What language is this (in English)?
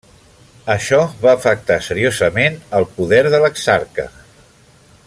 Catalan